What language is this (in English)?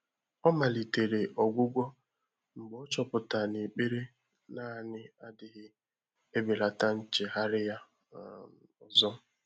Igbo